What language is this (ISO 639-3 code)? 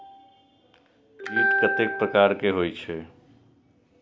mai